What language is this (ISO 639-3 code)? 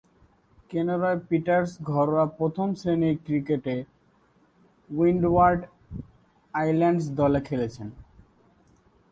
ben